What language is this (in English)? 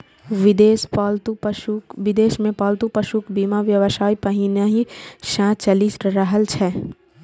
Maithili